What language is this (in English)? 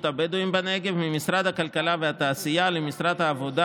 Hebrew